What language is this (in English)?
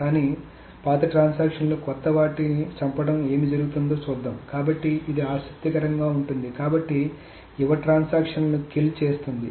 Telugu